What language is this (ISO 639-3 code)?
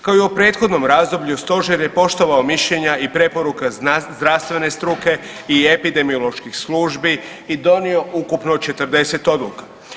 hrv